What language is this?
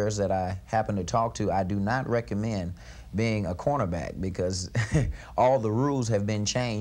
English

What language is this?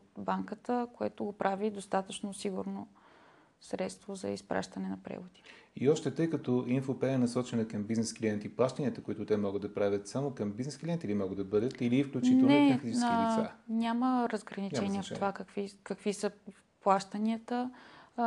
Bulgarian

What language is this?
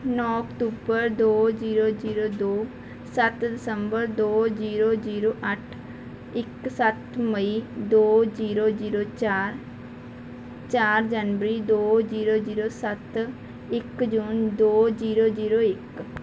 Punjabi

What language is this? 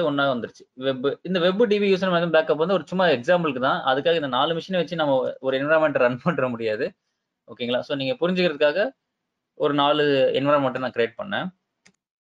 Tamil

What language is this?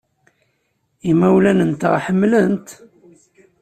Kabyle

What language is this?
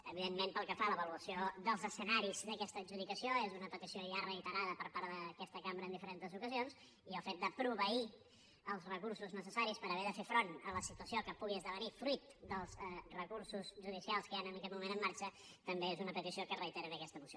Catalan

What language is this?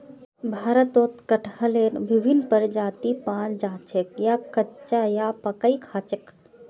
Magahi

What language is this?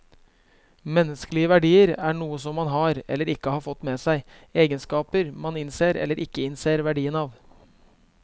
Norwegian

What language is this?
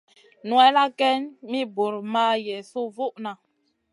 Masana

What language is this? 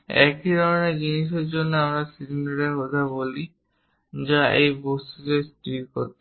Bangla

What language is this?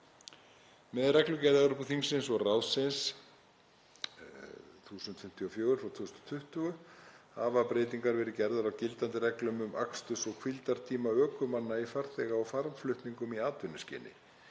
Icelandic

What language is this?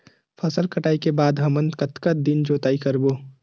Chhattisgarhi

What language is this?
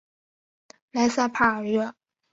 Chinese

